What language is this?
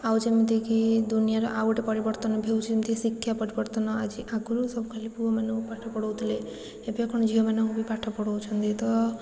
Odia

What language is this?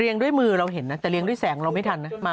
Thai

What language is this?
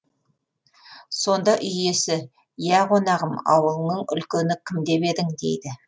Kazakh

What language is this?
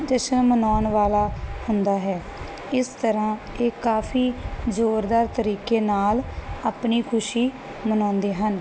Punjabi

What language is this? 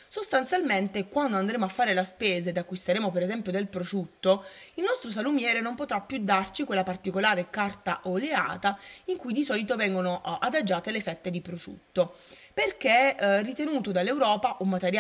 Italian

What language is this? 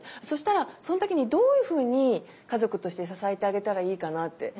Japanese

